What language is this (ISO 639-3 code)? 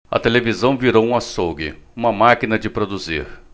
por